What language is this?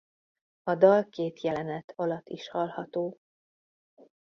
Hungarian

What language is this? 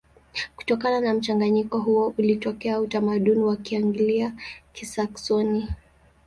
Swahili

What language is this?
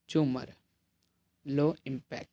Punjabi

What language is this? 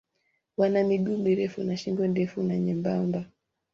Swahili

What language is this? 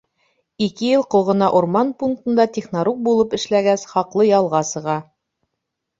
Bashkir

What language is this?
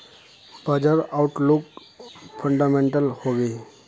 Magahi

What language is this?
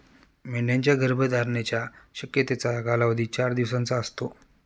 Marathi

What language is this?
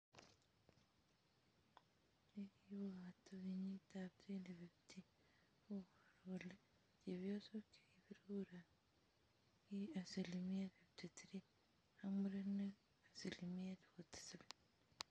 Kalenjin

